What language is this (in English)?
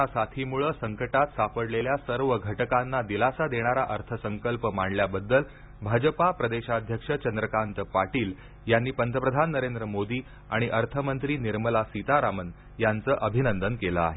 Marathi